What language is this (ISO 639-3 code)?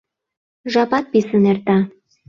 chm